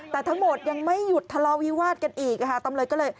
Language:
Thai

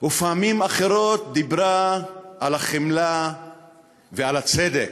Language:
Hebrew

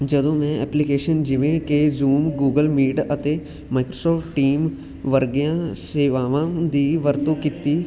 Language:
Punjabi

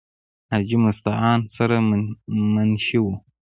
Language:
Pashto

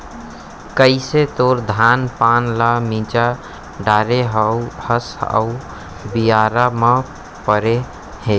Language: Chhattisgarhi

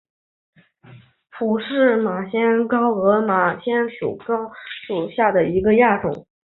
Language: Chinese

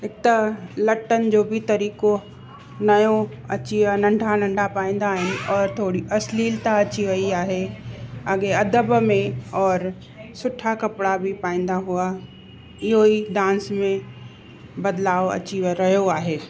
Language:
Sindhi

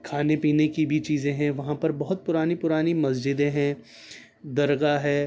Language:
Urdu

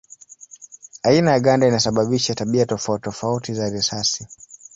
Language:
Swahili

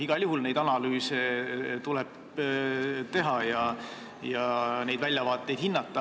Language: Estonian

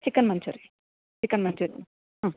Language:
Kannada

